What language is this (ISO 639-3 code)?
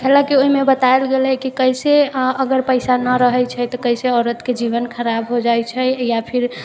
mai